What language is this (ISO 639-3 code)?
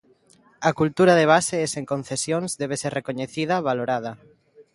glg